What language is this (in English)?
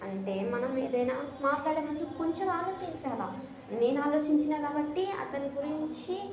Telugu